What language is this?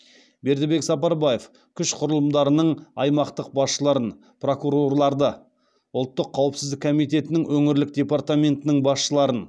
Kazakh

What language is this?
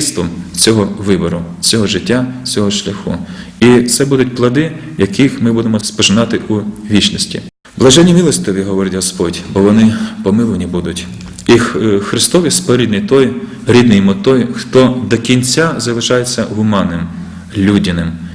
Ukrainian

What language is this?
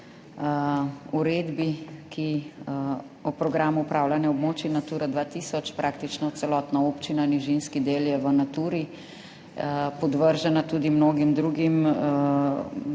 Slovenian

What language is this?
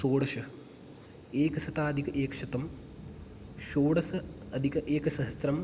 Sanskrit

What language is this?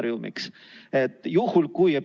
Estonian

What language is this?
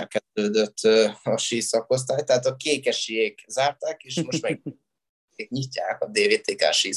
Hungarian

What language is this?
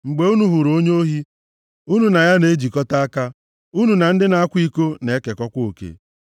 Igbo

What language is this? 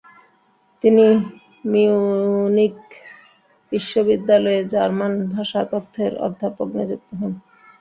Bangla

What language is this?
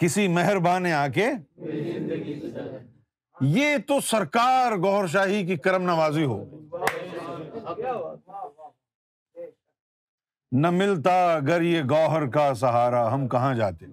Urdu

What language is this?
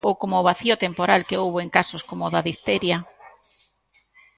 Galician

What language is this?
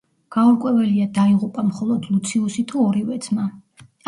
Georgian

